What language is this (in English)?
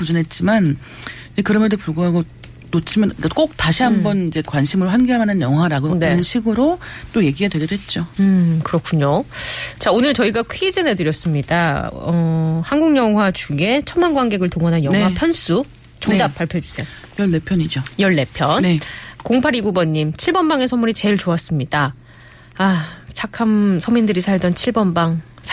Korean